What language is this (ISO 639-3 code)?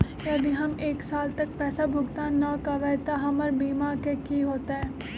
mag